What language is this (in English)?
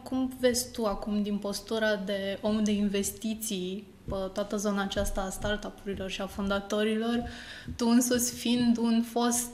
Romanian